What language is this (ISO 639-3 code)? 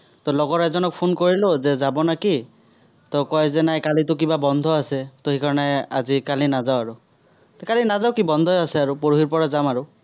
asm